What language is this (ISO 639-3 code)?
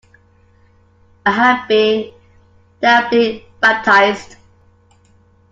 eng